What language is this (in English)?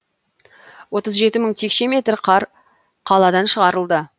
Kazakh